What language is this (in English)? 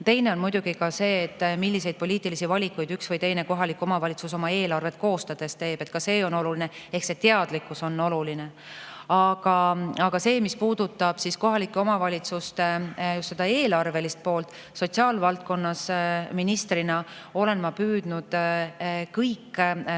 Estonian